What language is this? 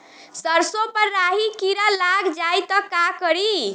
Bhojpuri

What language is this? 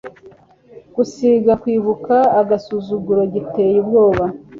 Kinyarwanda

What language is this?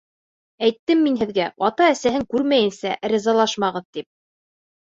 Bashkir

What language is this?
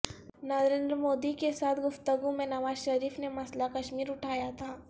Urdu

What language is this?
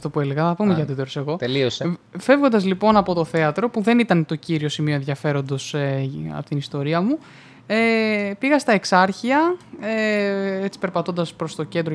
Greek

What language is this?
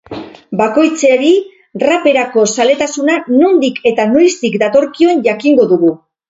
Basque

